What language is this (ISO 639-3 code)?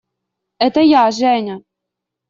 rus